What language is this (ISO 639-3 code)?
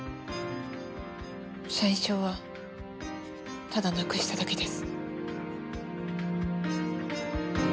jpn